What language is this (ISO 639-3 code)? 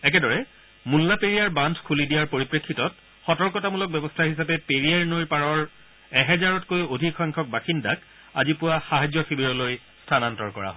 asm